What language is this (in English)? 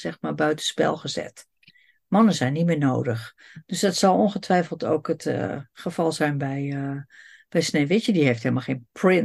Dutch